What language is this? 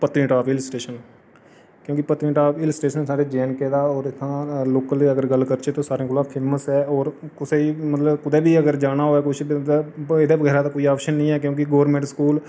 Dogri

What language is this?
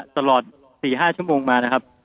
Thai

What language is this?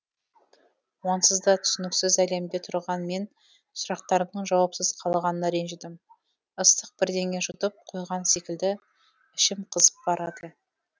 Kazakh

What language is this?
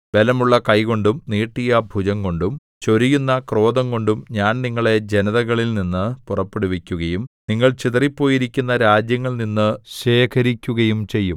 Malayalam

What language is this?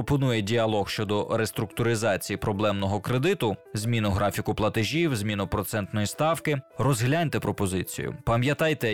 Ukrainian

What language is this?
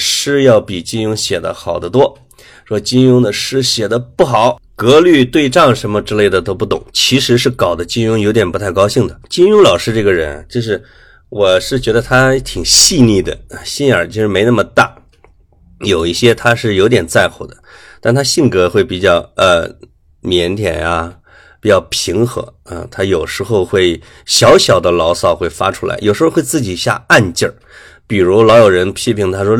Chinese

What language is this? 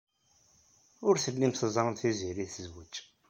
Kabyle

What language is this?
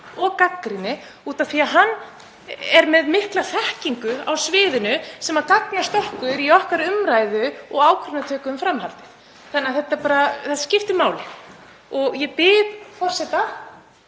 Icelandic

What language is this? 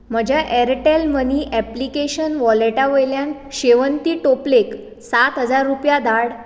Konkani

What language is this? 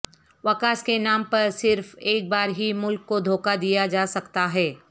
Urdu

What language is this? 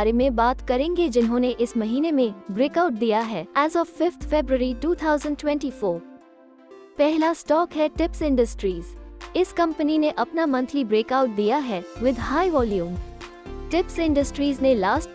Hindi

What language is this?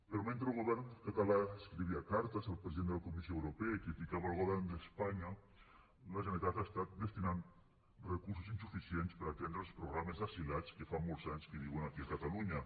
Catalan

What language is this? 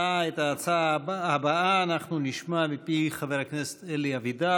Hebrew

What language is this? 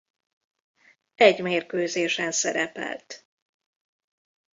Hungarian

